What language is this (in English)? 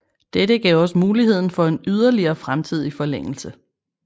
Danish